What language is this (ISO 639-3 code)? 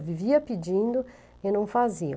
por